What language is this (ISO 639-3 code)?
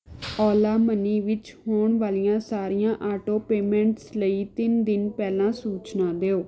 pan